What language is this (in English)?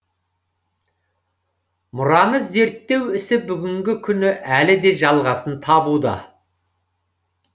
Kazakh